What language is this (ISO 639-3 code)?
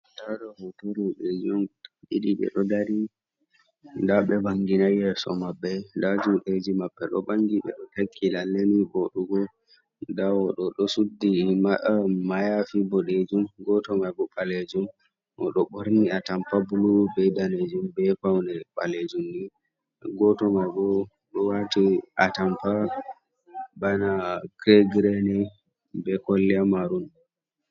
ful